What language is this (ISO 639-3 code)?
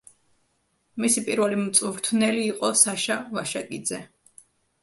kat